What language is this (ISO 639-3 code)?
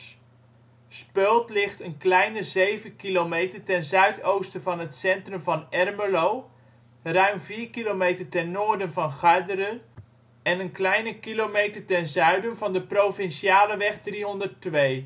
nld